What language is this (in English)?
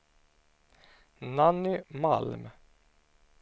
Swedish